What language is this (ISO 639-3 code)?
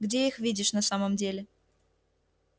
rus